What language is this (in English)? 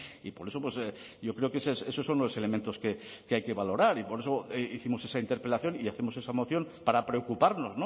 Spanish